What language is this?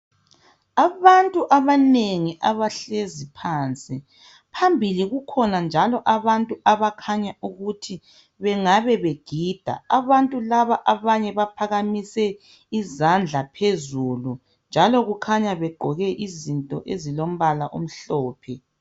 North Ndebele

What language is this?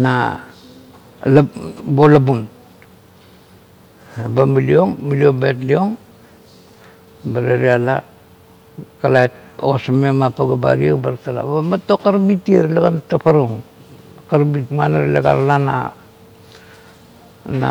Kuot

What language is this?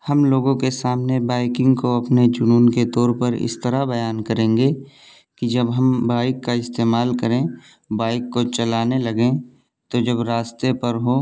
Urdu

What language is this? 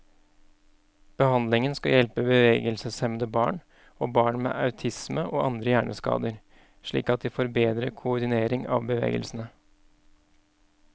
Norwegian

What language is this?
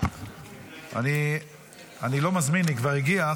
Hebrew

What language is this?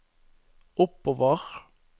Norwegian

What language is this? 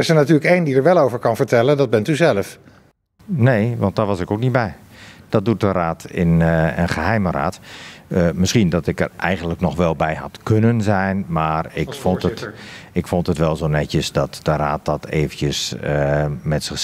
Dutch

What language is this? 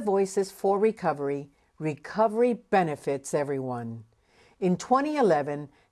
English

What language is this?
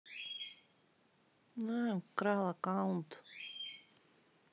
Russian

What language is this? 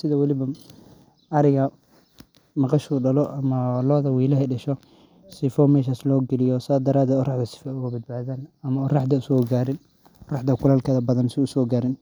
Somali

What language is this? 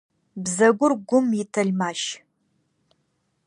Adyghe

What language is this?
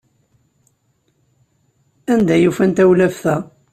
Kabyle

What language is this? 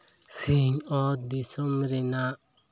Santali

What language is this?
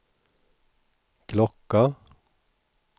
Swedish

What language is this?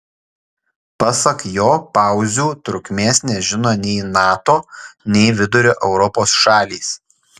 Lithuanian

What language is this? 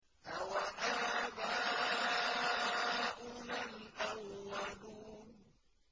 Arabic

